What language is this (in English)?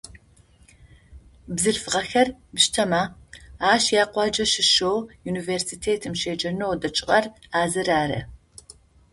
Adyghe